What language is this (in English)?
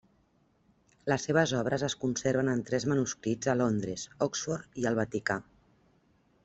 Catalan